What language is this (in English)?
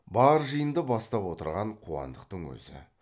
Kazakh